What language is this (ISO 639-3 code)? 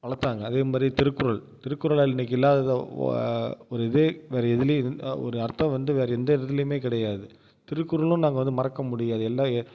tam